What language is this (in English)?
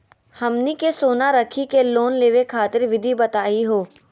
Magahi